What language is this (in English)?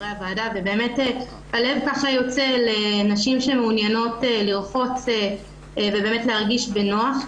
Hebrew